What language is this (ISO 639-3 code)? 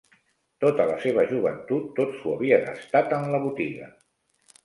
cat